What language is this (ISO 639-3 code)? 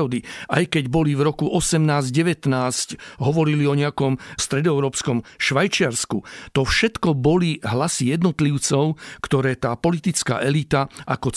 slk